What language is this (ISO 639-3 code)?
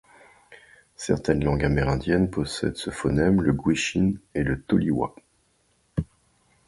fra